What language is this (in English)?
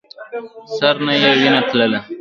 Pashto